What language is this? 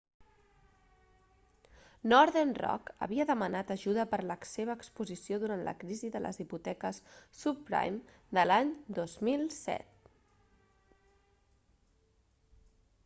Catalan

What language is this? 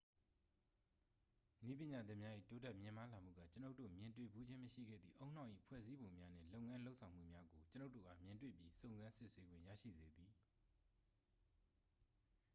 Burmese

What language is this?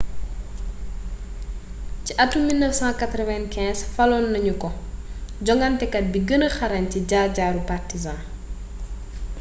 Wolof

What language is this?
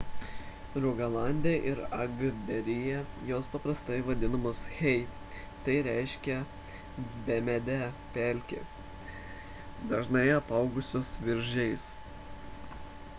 Lithuanian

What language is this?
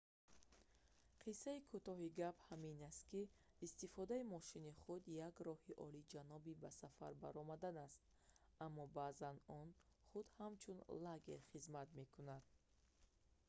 Tajik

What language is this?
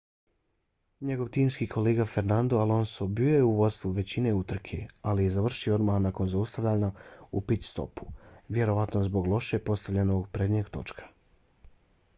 Bosnian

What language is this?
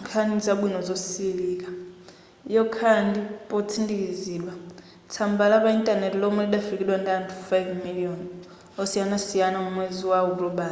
Nyanja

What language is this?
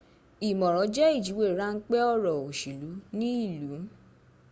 Yoruba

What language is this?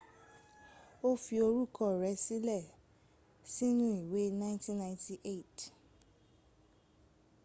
Yoruba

